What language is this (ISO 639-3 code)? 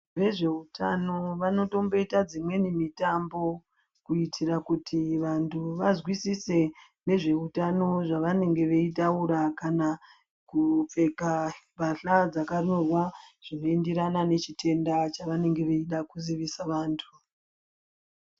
ndc